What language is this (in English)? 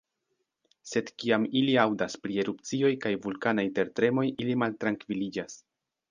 Esperanto